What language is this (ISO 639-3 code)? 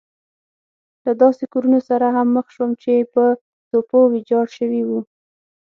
pus